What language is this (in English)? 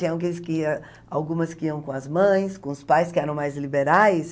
Portuguese